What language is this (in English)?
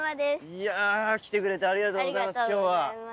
Japanese